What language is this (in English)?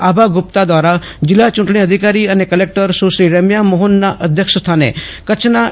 Gujarati